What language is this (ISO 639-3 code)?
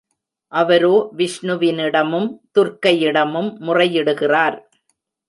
tam